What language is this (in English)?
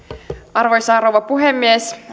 Finnish